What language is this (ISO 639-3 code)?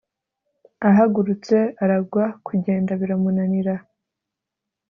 kin